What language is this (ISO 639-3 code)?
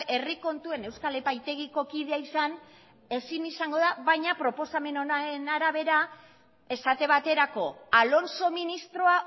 eus